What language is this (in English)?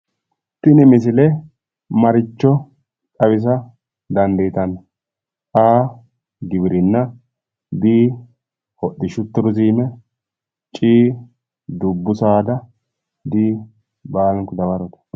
Sidamo